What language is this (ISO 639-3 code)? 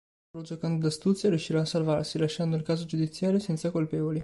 ita